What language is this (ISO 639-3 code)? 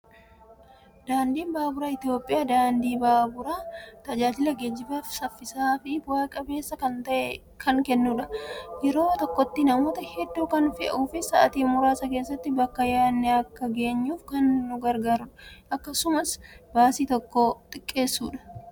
orm